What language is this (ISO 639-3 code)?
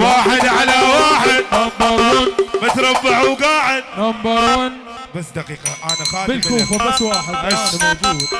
ara